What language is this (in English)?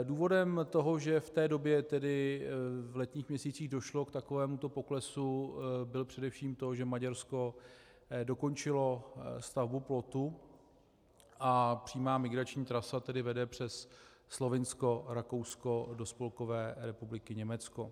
Czech